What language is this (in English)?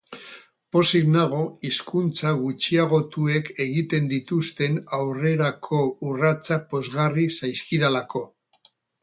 Basque